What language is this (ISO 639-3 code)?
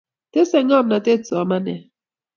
kln